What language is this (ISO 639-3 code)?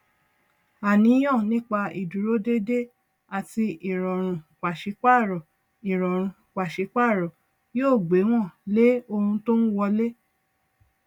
yor